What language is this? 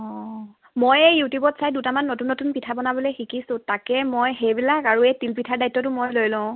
Assamese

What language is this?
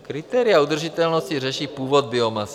Czech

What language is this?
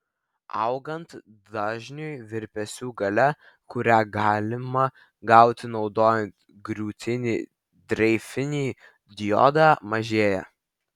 Lithuanian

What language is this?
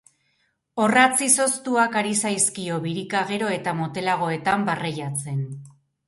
Basque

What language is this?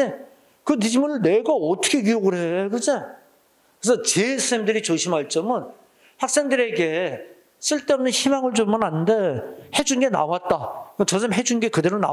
Korean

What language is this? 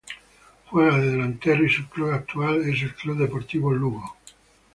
Spanish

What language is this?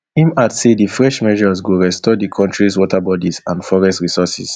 Nigerian Pidgin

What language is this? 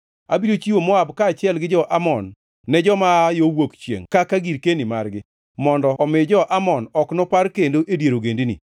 Luo (Kenya and Tanzania)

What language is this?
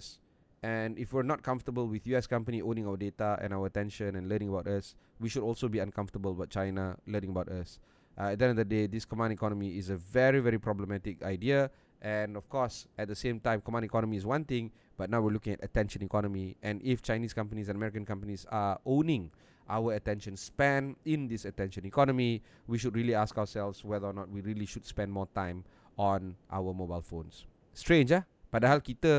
Malay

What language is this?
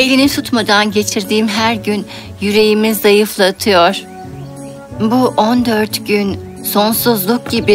Turkish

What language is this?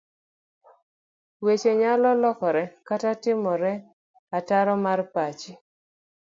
Luo (Kenya and Tanzania)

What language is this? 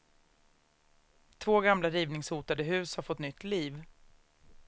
Swedish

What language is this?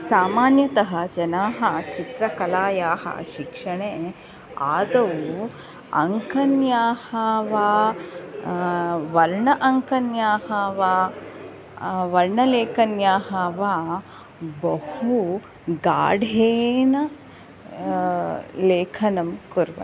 Sanskrit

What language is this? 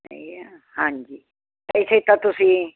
Punjabi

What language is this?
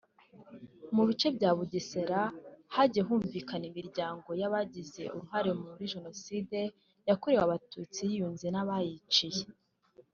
Kinyarwanda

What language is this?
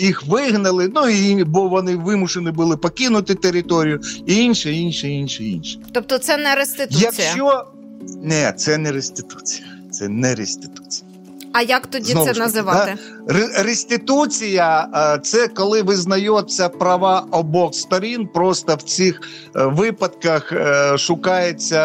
Ukrainian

